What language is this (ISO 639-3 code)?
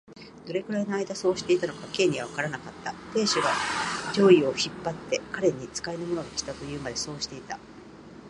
jpn